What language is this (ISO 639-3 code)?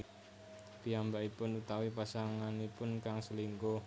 jav